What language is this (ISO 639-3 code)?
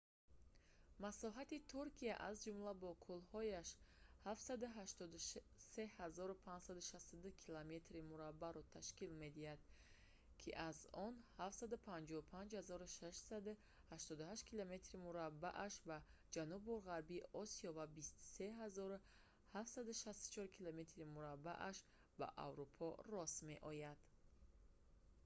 tgk